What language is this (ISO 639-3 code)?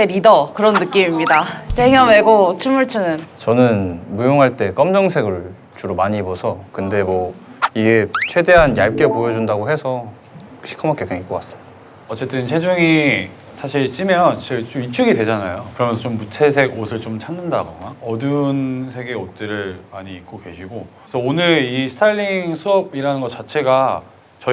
kor